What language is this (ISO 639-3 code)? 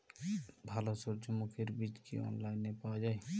ben